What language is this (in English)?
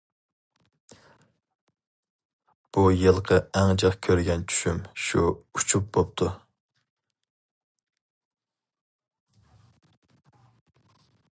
Uyghur